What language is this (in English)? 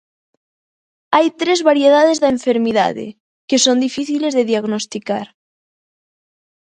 Galician